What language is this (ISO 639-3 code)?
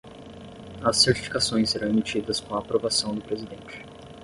por